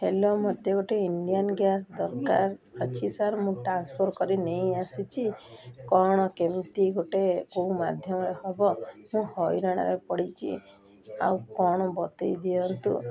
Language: Odia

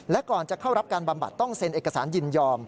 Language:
Thai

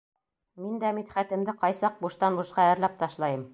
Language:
Bashkir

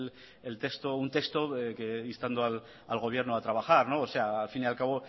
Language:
Spanish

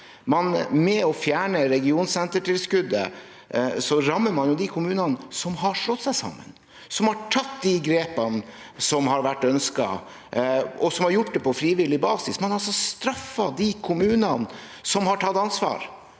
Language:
Norwegian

